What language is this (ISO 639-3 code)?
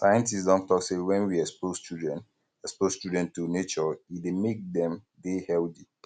pcm